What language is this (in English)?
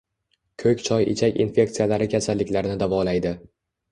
Uzbek